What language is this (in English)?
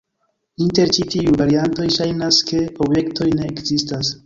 Esperanto